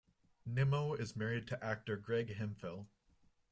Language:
English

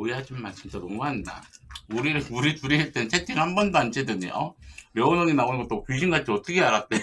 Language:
Korean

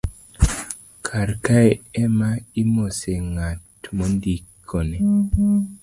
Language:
Luo (Kenya and Tanzania)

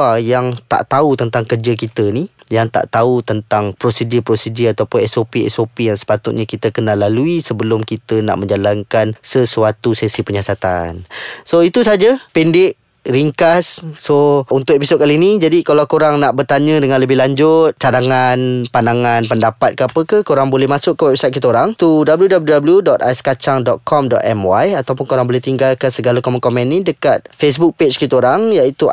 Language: Malay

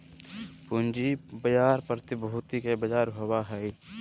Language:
Magahi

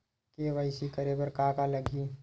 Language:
Chhattisgarhi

